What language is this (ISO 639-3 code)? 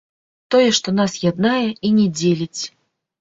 bel